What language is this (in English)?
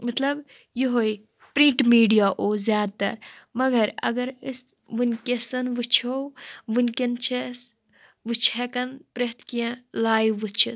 Kashmiri